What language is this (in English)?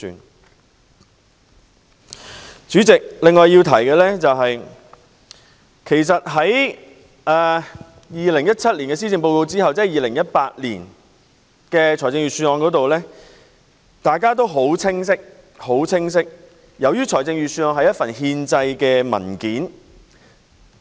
Cantonese